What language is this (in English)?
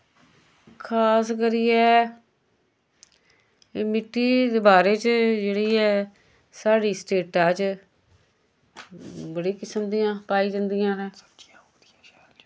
Dogri